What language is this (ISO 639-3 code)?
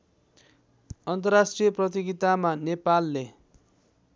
nep